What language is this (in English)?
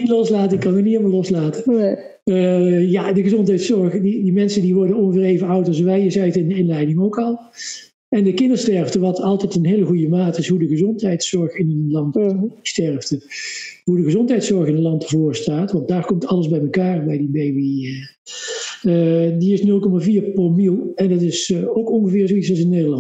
Dutch